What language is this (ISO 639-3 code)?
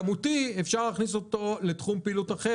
heb